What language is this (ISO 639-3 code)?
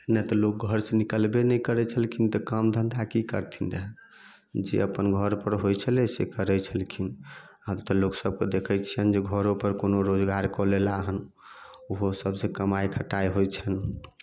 mai